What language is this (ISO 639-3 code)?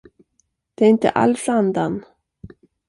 swe